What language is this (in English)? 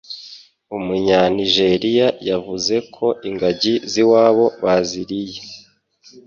Kinyarwanda